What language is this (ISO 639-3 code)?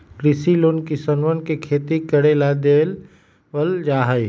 mag